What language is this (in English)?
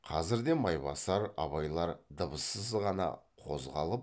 Kazakh